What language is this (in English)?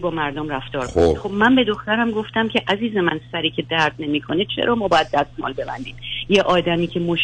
Persian